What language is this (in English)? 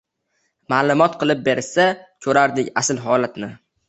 Uzbek